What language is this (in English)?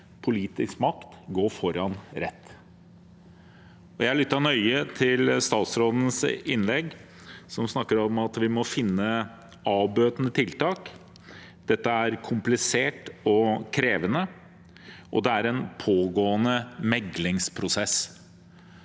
Norwegian